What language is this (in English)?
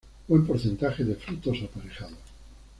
Spanish